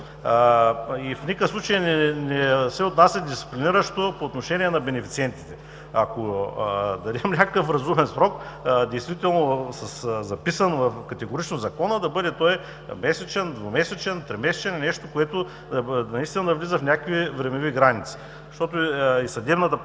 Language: Bulgarian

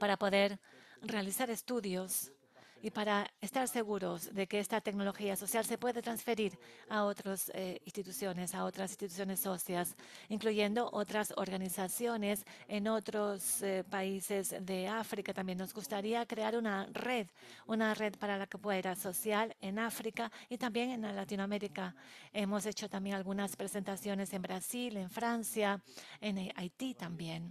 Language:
Spanish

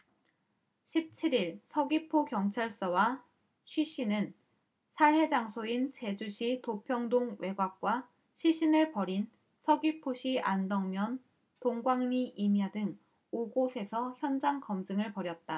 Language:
Korean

